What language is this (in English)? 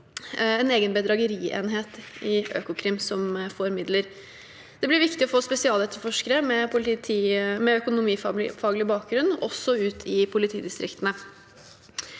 Norwegian